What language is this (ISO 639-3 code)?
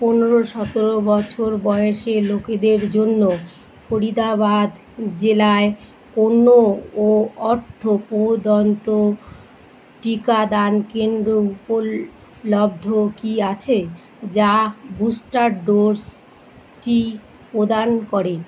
ben